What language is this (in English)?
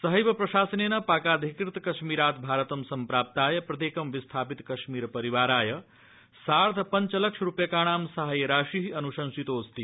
Sanskrit